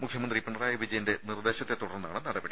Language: Malayalam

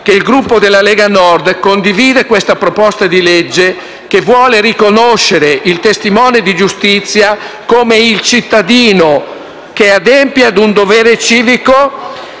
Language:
Italian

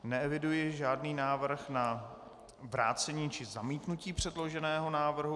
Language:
Czech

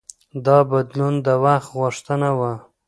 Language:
Pashto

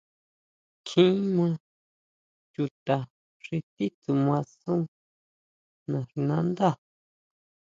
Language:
Huautla Mazatec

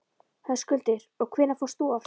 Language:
Icelandic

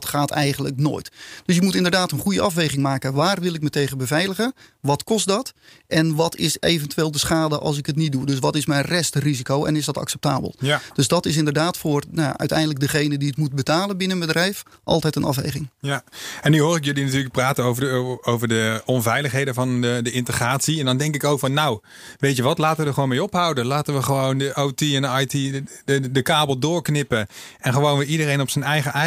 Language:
Dutch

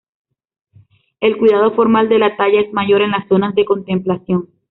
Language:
Spanish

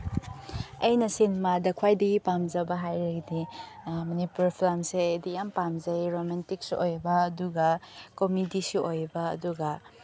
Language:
Manipuri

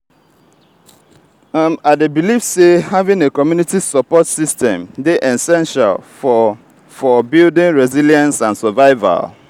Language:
Nigerian Pidgin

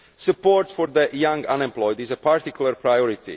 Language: English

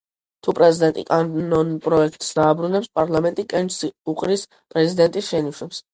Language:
Georgian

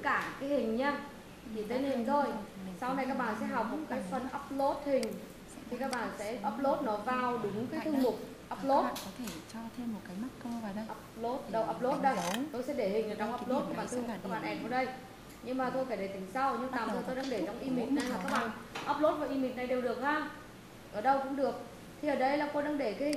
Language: Vietnamese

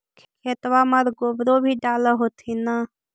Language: Magahi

